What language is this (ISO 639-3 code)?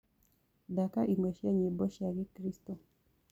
kik